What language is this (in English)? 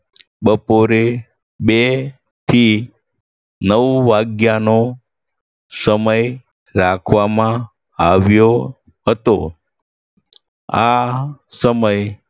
Gujarati